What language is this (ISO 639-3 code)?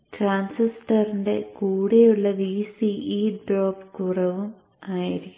mal